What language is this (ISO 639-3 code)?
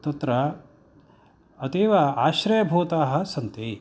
san